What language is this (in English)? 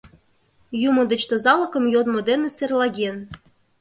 Mari